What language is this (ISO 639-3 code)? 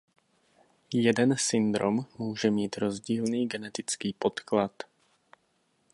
ces